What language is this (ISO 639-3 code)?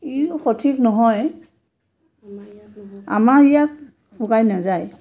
asm